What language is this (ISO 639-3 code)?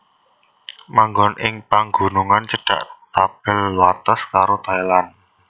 jav